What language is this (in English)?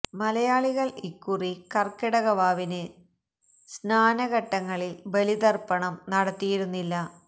Malayalam